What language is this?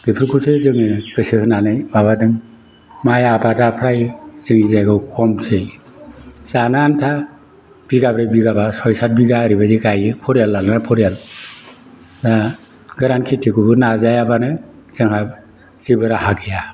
Bodo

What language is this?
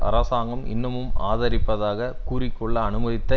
Tamil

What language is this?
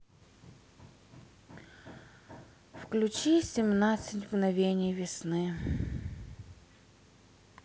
Russian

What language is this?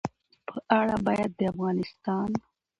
Pashto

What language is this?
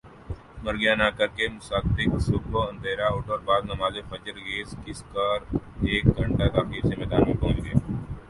Urdu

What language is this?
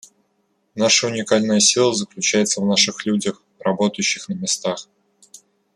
Russian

